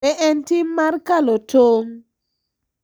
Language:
Luo (Kenya and Tanzania)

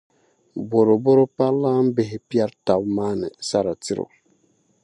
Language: Dagbani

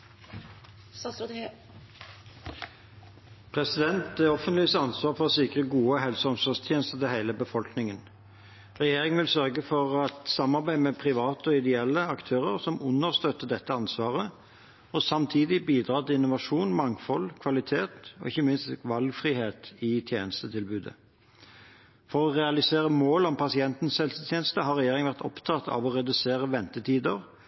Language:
Norwegian Bokmål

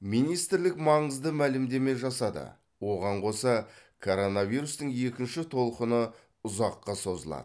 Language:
Kazakh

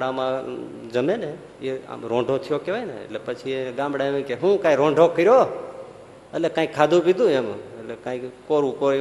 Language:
Gujarati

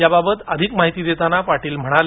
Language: Marathi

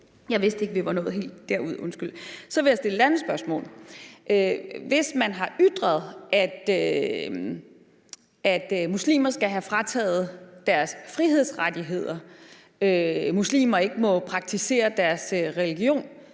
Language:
Danish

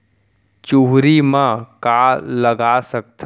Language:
Chhattisgarhi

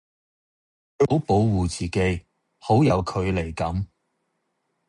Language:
Cantonese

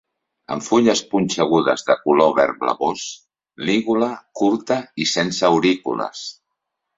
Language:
Catalan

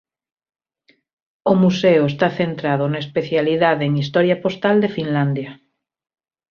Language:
Galician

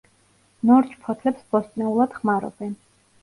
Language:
Georgian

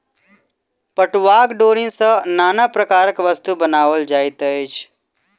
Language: Maithili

